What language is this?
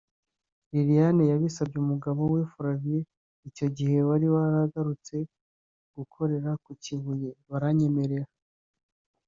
Kinyarwanda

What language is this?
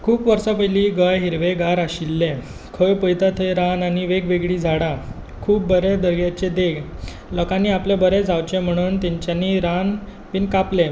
Konkani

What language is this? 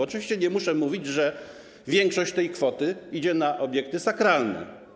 Polish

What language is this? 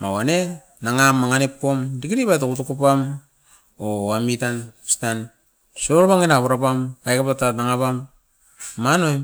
Askopan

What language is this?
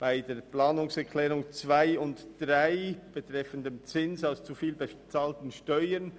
Swiss German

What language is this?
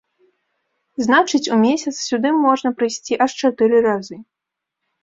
Belarusian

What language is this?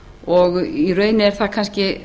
Icelandic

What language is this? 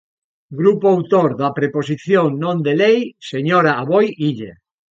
Galician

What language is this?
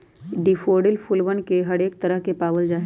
Magahi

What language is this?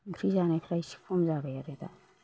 Bodo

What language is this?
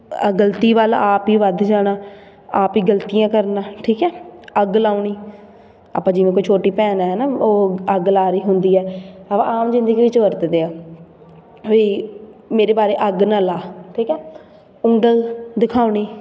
Punjabi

